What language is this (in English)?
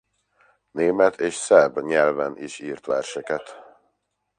Hungarian